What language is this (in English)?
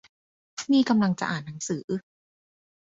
Thai